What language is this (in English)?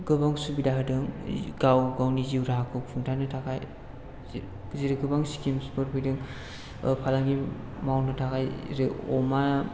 Bodo